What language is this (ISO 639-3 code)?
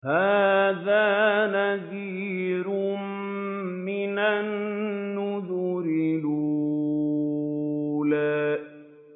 ara